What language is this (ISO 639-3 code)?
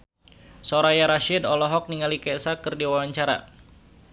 sun